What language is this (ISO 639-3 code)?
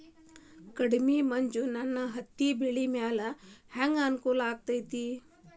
kan